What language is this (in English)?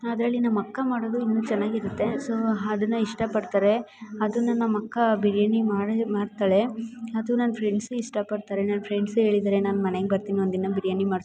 Kannada